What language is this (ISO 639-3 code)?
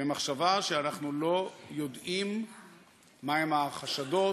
heb